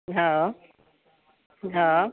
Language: Maithili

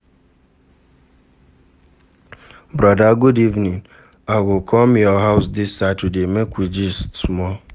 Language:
Nigerian Pidgin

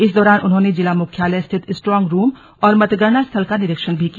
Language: Hindi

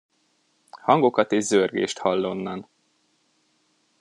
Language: Hungarian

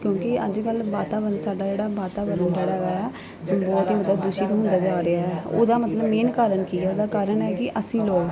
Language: Punjabi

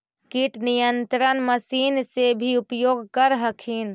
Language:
Magahi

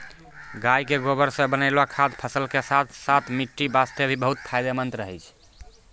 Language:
Maithili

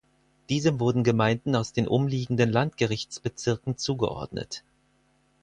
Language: German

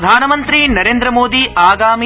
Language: Sanskrit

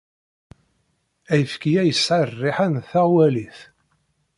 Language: Kabyle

